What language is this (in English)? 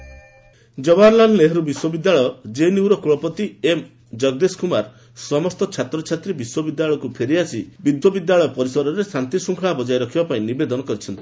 Odia